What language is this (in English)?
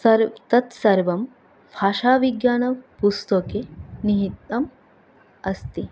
Sanskrit